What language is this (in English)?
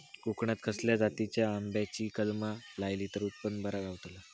Marathi